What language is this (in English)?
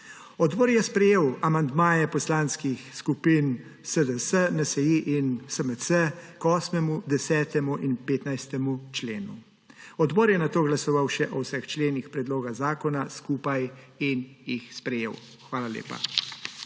Slovenian